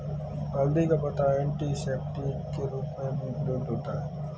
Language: Hindi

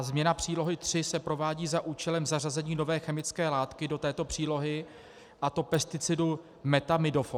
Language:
Czech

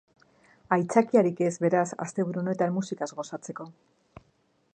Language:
Basque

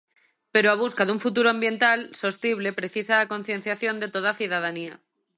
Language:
Galician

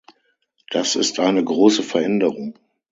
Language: German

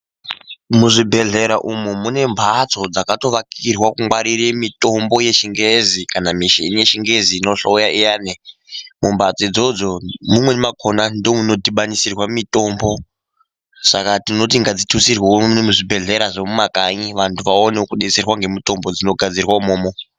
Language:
Ndau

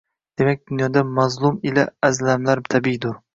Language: Uzbek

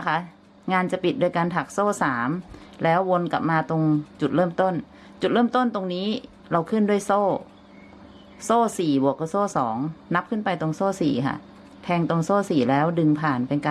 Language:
Thai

